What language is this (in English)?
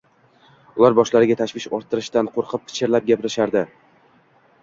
Uzbek